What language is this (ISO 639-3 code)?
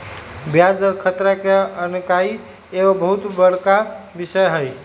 mag